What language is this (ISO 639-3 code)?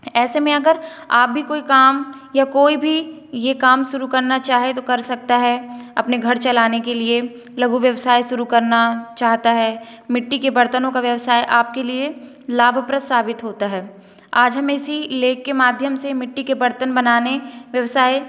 hin